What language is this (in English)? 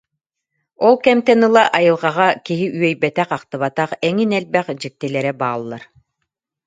Yakut